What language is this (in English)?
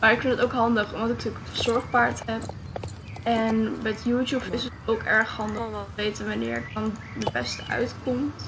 Dutch